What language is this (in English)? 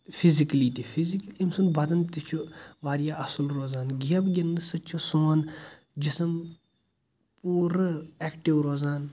Kashmiri